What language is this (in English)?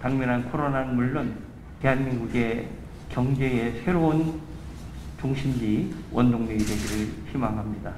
Korean